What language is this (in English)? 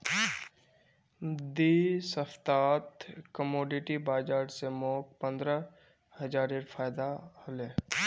Magahi